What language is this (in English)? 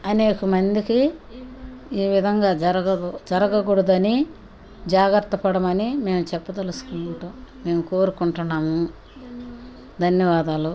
Telugu